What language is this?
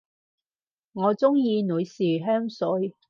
Cantonese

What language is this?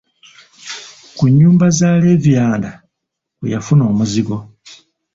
Ganda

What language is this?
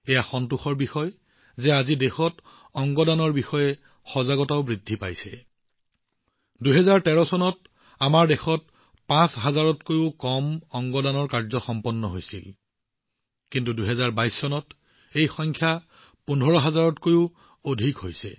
Assamese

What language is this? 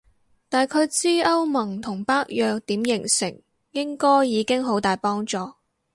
Cantonese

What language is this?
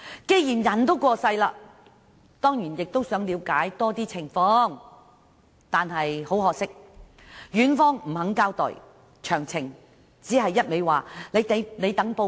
Cantonese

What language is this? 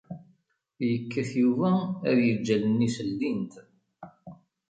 Kabyle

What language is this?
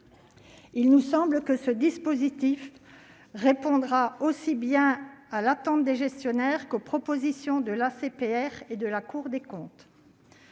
French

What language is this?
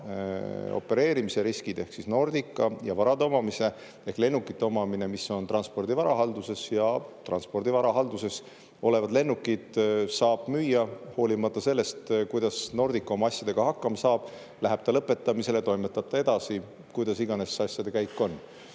Estonian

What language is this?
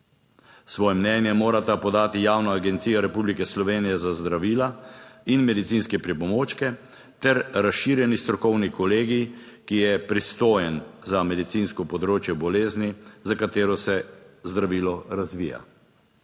Slovenian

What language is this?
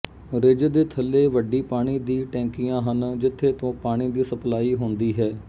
Punjabi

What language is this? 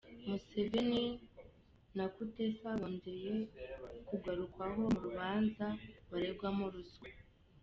Kinyarwanda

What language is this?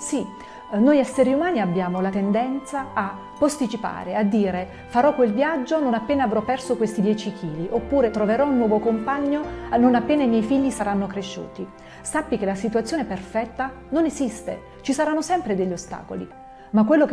Italian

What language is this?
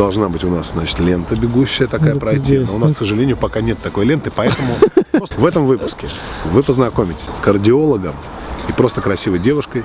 Russian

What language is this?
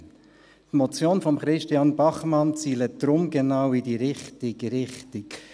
Swiss German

